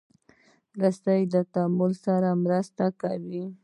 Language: Pashto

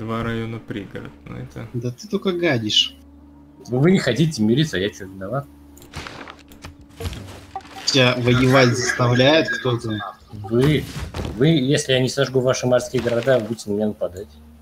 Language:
Russian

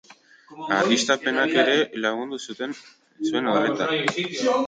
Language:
Basque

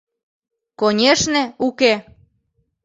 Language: Mari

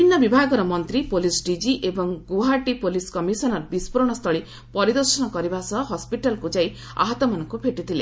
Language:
Odia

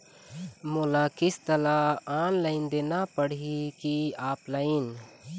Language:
Chhattisgarhi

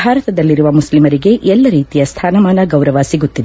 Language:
Kannada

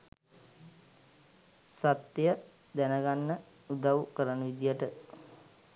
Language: Sinhala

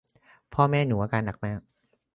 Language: Thai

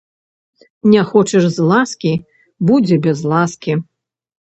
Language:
Belarusian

